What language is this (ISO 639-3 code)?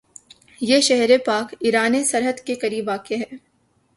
urd